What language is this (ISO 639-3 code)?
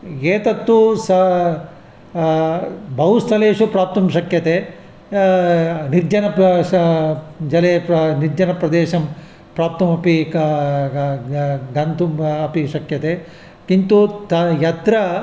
san